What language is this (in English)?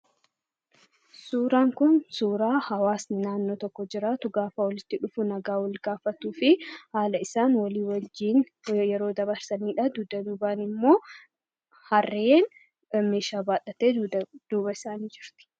Oromo